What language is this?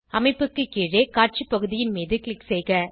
Tamil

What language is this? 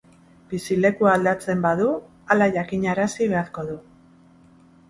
Basque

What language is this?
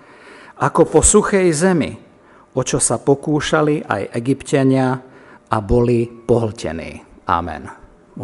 Slovak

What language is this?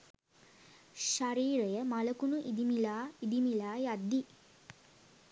Sinhala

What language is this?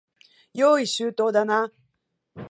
Japanese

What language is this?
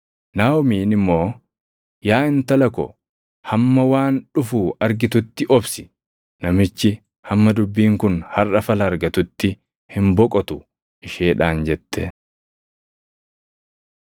Oromo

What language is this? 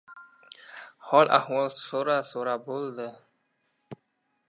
Uzbek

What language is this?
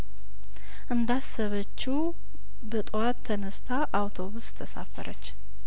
Amharic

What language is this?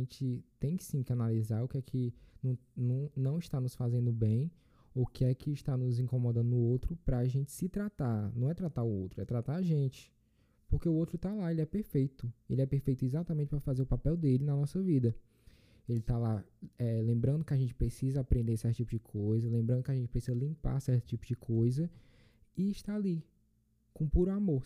Portuguese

